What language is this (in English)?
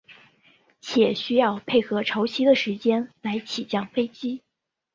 Chinese